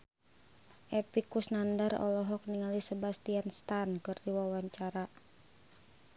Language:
Sundanese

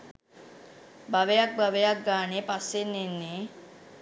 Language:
Sinhala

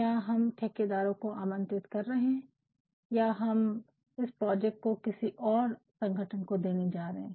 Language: Hindi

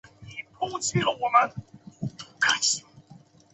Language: Chinese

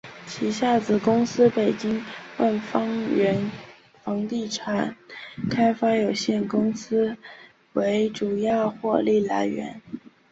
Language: Chinese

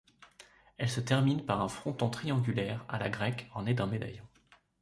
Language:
French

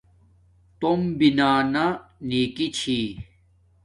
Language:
Domaaki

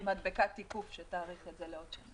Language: Hebrew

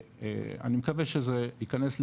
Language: Hebrew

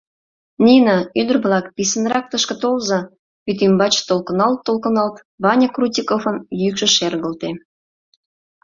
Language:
Mari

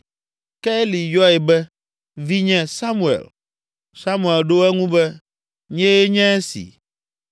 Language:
Ewe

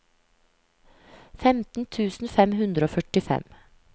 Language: Norwegian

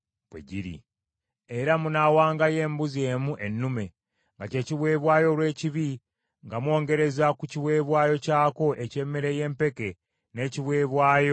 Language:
Ganda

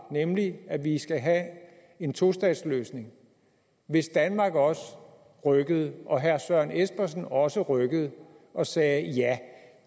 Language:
Danish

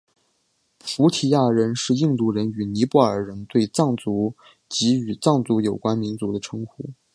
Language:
Chinese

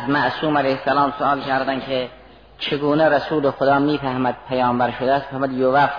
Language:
Persian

